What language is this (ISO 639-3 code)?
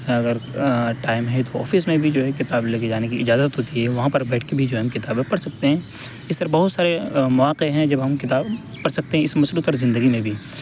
urd